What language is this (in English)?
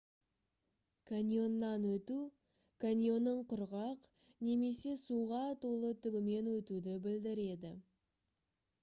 Kazakh